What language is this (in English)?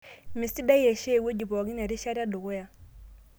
Masai